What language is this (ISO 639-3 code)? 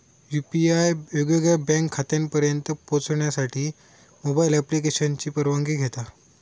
mar